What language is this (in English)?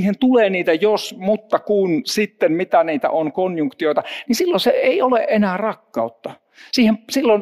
Finnish